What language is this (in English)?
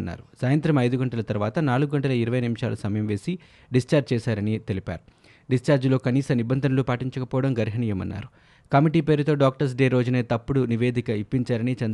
Telugu